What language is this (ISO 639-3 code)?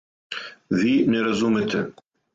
srp